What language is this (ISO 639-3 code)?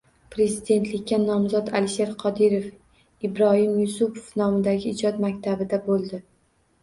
uzb